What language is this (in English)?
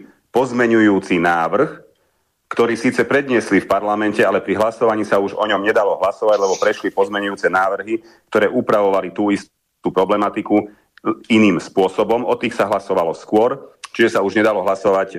Slovak